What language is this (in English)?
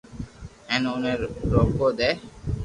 Loarki